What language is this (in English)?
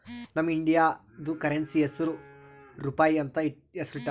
Kannada